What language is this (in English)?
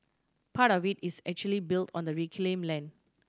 English